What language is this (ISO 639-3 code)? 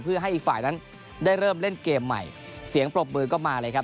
tha